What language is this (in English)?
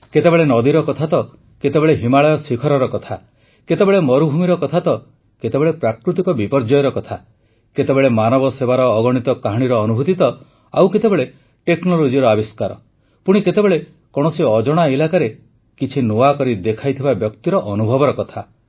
Odia